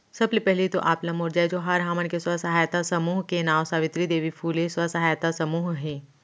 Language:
Chhattisgarhi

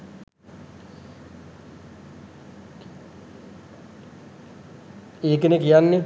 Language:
Sinhala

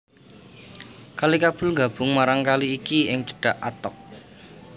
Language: Javanese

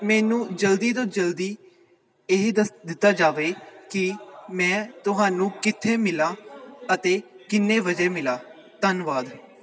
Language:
Punjabi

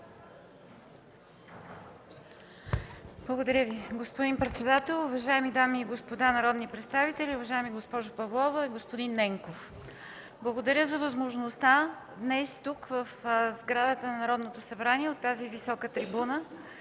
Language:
Bulgarian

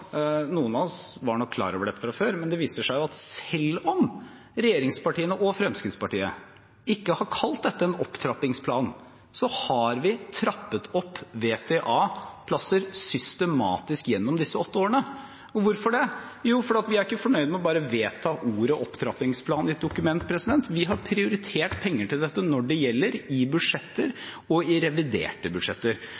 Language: Norwegian Bokmål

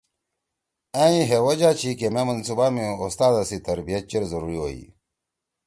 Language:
Torwali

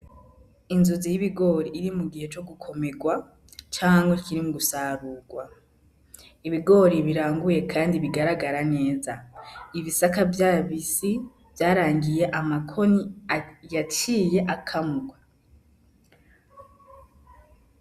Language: Rundi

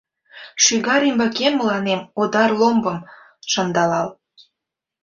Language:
Mari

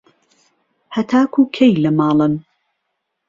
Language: Central Kurdish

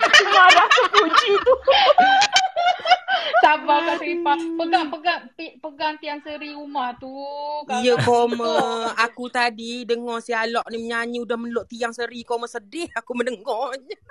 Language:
Malay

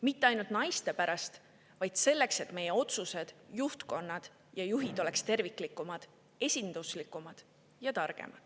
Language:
Estonian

